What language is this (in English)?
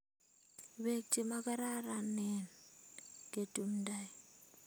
Kalenjin